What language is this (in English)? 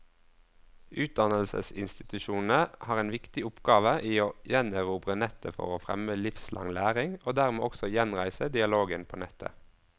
Norwegian